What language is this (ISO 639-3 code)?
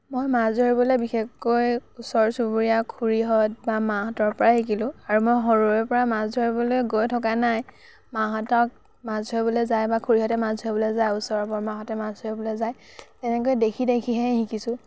asm